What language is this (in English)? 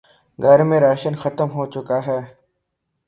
Urdu